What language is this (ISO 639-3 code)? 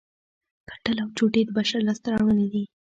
pus